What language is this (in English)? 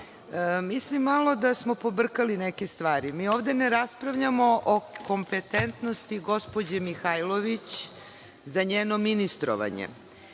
Serbian